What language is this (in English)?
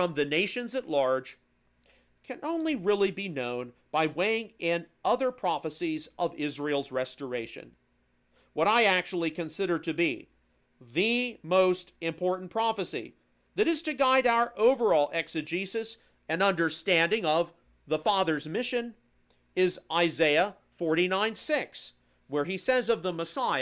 English